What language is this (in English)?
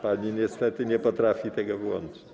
Polish